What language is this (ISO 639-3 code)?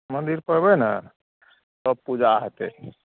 mai